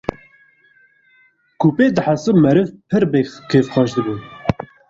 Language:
Kurdish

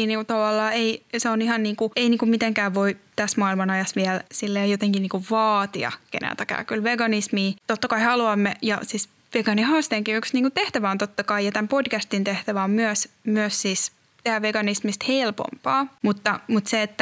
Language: Finnish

